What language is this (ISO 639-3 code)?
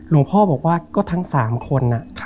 tha